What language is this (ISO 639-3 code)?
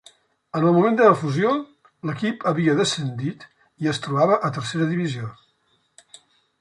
cat